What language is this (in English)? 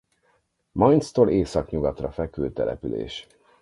Hungarian